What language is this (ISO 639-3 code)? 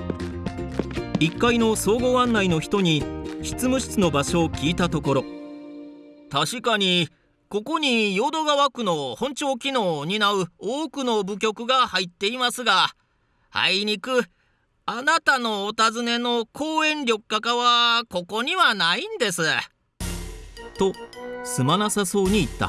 jpn